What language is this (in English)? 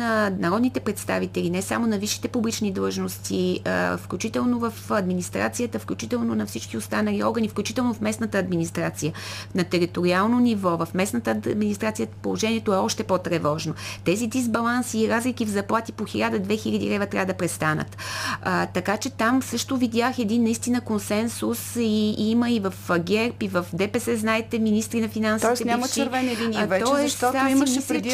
Bulgarian